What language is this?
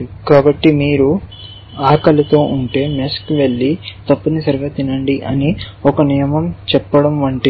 Telugu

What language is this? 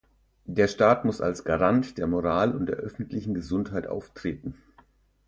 German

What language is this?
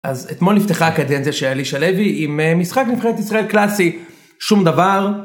Hebrew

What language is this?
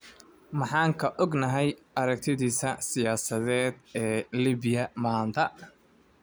Somali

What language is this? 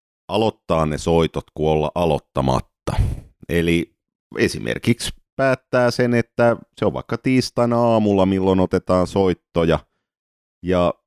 Finnish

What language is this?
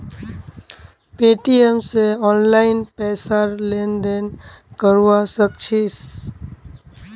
Magahi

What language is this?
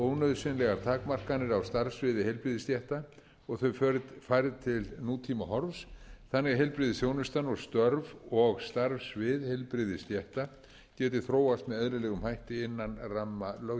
Icelandic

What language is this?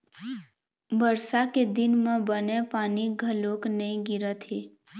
Chhattisgarhi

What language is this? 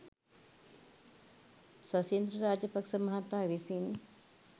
Sinhala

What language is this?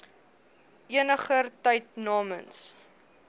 Afrikaans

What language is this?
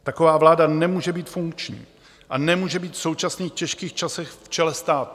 Czech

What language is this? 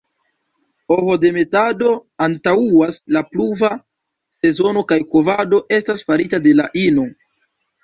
Esperanto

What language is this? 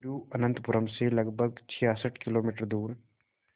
Hindi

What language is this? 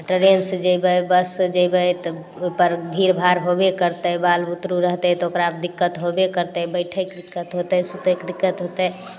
Maithili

